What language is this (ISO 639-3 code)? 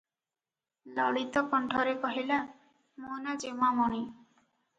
ori